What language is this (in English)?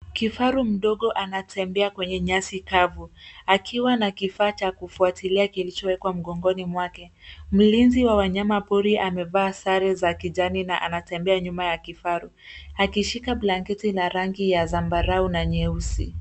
Swahili